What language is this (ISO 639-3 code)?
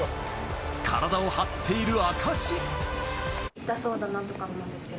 jpn